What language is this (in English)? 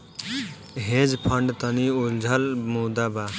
Bhojpuri